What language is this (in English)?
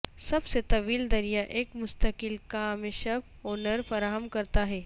Urdu